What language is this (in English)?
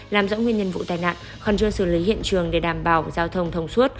Vietnamese